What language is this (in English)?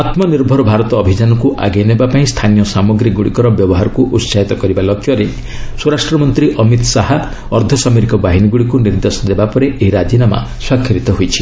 Odia